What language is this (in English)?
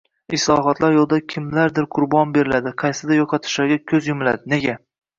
Uzbek